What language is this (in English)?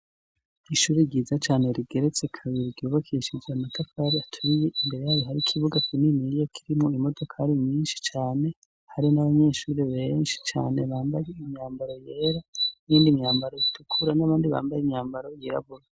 Rundi